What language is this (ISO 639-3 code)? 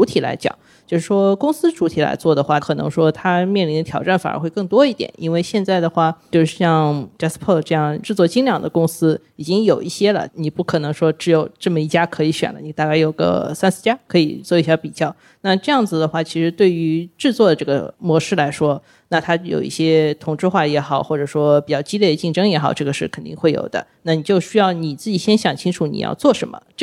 zho